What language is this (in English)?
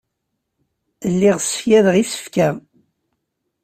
Kabyle